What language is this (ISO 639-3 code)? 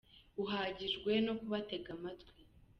kin